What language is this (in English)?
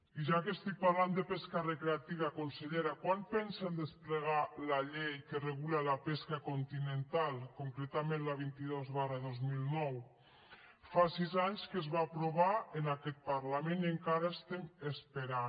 Catalan